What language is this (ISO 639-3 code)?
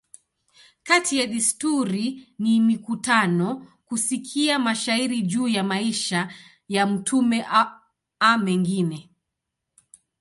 swa